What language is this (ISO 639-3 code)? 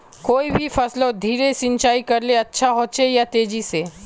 mag